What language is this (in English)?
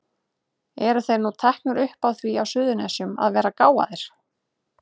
Icelandic